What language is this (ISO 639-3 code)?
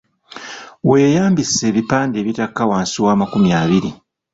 lug